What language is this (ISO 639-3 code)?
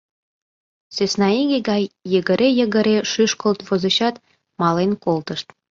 chm